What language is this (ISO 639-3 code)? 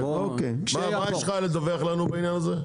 heb